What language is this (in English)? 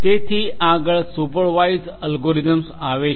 Gujarati